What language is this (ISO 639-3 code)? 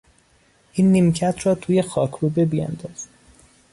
fas